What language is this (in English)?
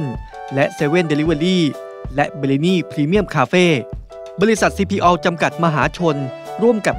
Thai